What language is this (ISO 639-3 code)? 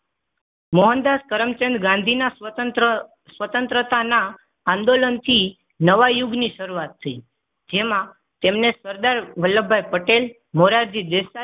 guj